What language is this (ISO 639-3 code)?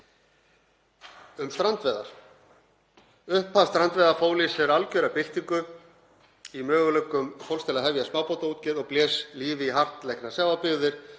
isl